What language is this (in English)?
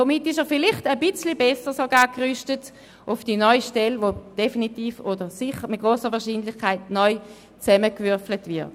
Swiss German